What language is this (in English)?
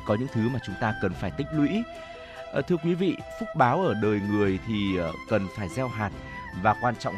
Vietnamese